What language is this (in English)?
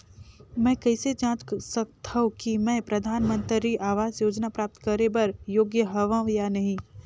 Chhattisgarhi